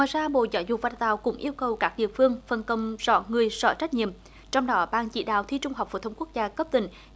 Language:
Vietnamese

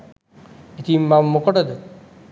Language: Sinhala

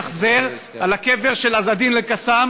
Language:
Hebrew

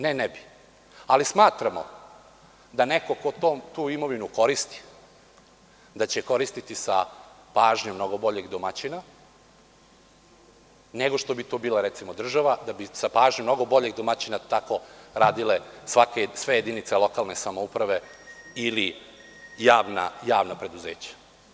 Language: Serbian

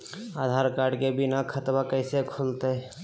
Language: Magahi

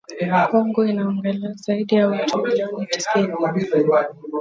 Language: Swahili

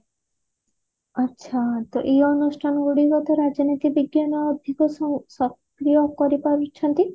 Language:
Odia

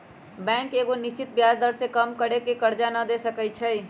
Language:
Magahi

